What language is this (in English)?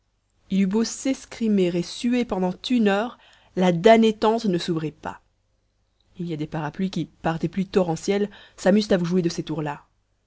French